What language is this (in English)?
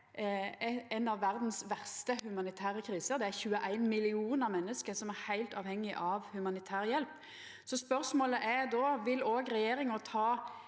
Norwegian